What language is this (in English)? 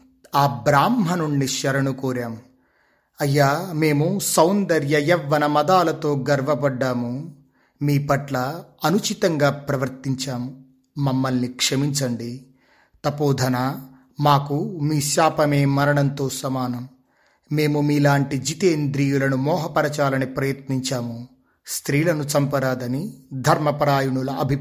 Telugu